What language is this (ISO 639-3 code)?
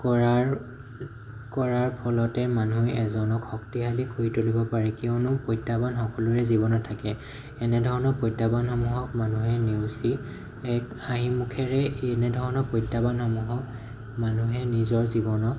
asm